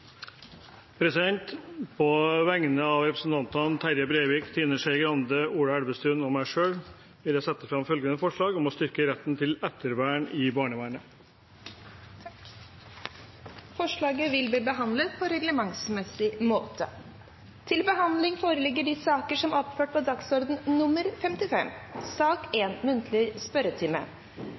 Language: Norwegian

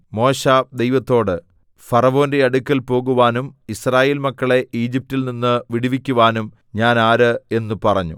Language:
Malayalam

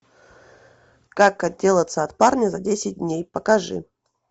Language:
Russian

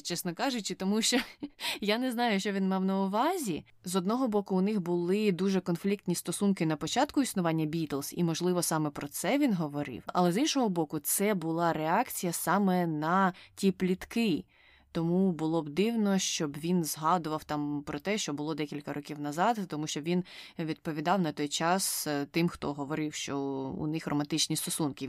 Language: Ukrainian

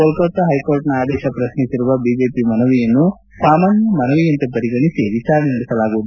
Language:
Kannada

